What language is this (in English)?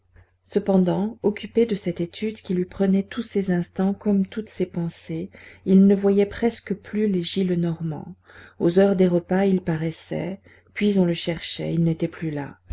French